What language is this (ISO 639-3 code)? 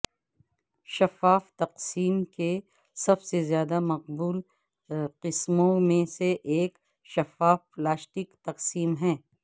urd